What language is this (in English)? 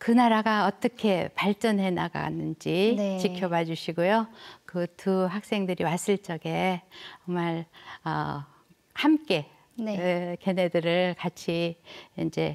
Korean